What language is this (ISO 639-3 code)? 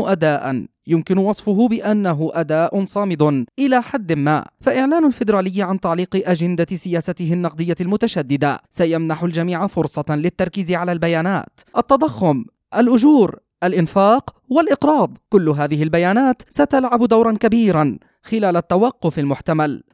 ara